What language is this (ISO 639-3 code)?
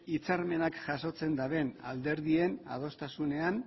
eus